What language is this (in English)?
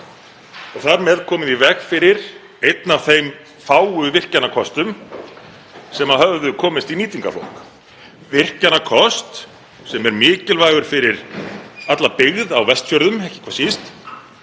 Icelandic